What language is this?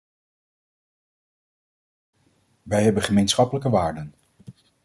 Dutch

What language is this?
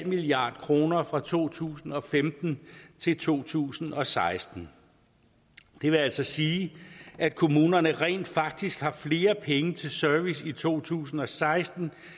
Danish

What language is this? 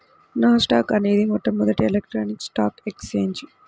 Telugu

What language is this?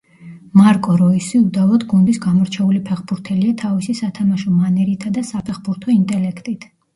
Georgian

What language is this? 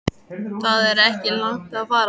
Icelandic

